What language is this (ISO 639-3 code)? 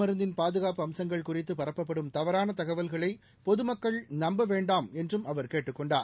tam